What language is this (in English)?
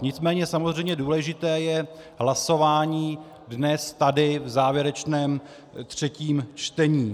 Czech